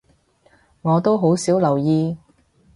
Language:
Cantonese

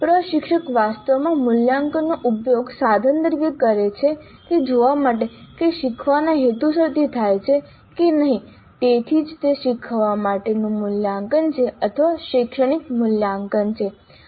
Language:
Gujarati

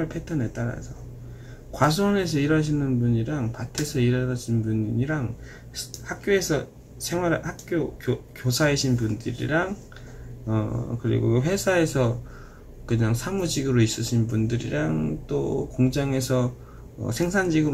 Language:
Korean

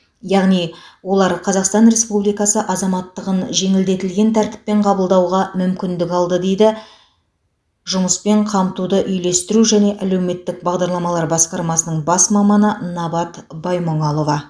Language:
Kazakh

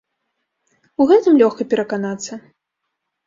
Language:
Belarusian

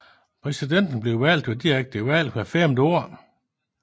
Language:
Danish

